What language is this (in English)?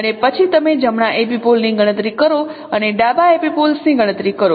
Gujarati